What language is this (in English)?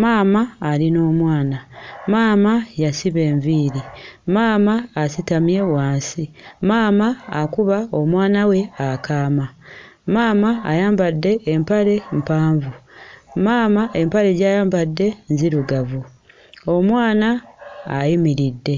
Ganda